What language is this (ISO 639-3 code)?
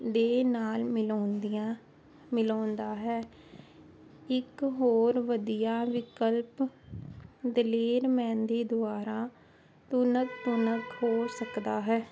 pan